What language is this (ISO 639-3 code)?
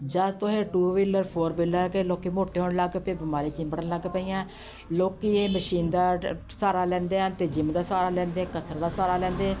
pan